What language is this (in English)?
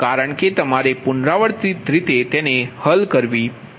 Gujarati